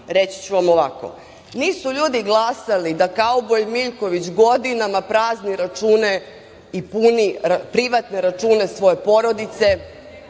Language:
Serbian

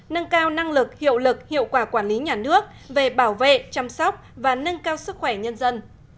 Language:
Vietnamese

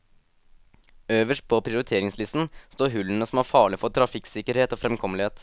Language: Norwegian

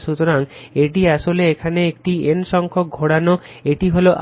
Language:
Bangla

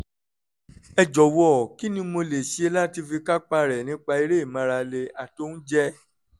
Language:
Yoruba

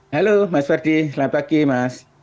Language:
Indonesian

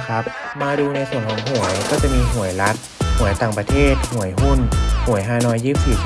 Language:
Thai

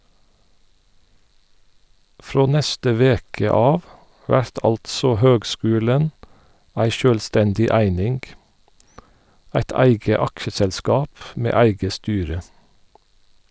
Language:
Norwegian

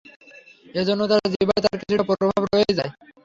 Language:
Bangla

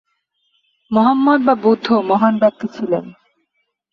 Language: Bangla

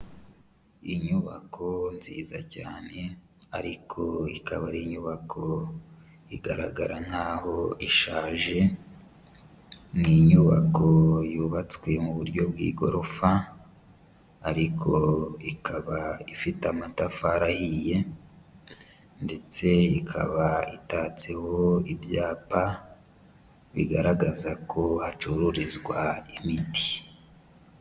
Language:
Kinyarwanda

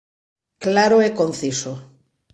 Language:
Galician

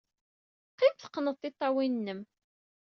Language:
Kabyle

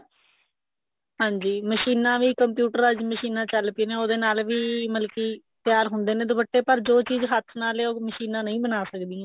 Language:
Punjabi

